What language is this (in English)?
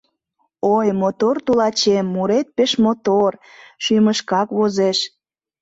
Mari